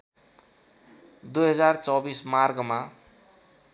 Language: Nepali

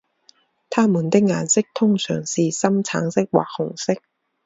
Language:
Chinese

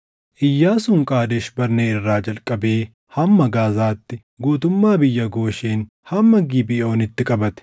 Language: Oromo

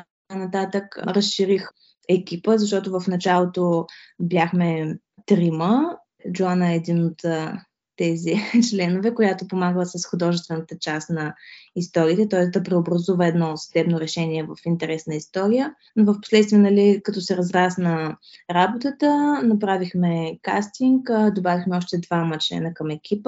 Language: Bulgarian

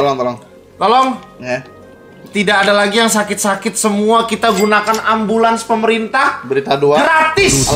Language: Indonesian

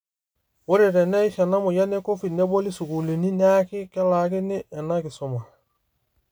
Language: Masai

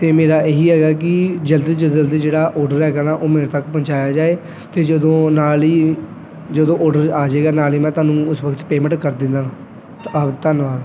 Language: Punjabi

